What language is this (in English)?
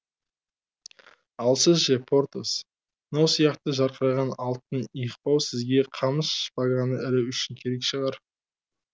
Kazakh